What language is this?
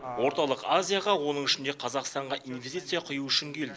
Kazakh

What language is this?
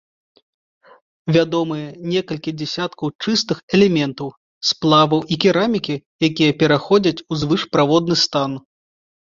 Belarusian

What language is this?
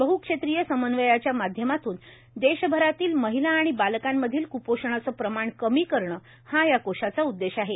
Marathi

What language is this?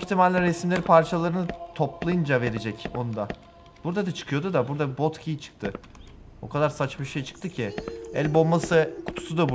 Turkish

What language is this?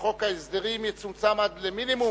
Hebrew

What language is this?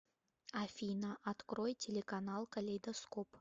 Russian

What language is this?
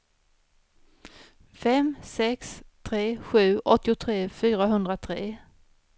Swedish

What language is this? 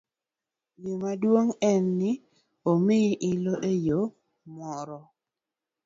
Luo (Kenya and Tanzania)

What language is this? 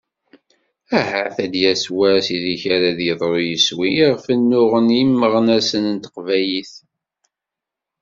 Kabyle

